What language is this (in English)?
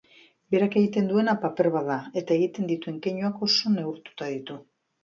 Basque